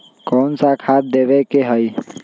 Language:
Magahi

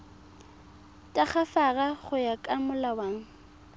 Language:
Tswana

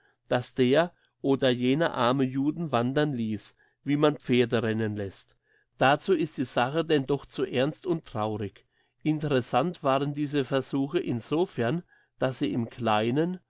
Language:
German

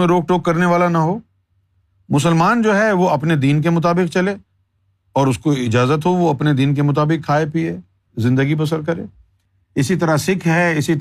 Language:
Urdu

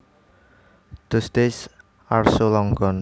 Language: Javanese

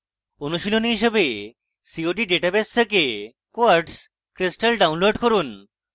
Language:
Bangla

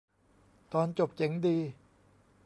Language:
Thai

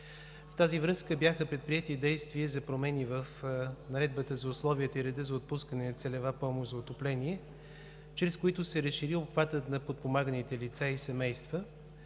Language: Bulgarian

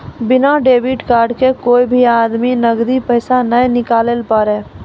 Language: Maithili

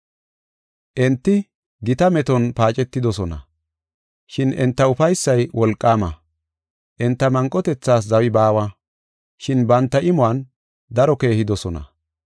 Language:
Gofa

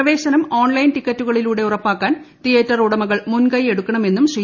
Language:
Malayalam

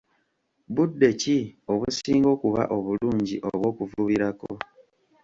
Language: Ganda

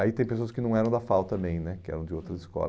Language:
Portuguese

